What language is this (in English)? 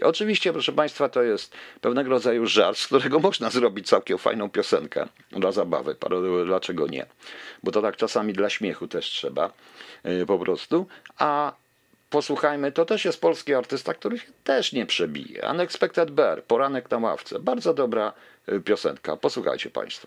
Polish